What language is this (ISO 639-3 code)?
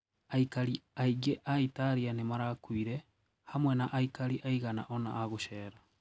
kik